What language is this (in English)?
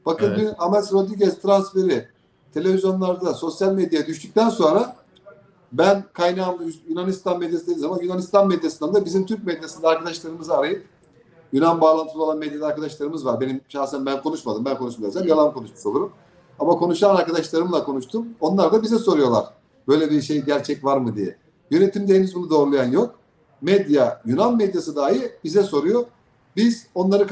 Turkish